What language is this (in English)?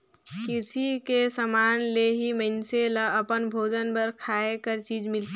Chhattisgarhi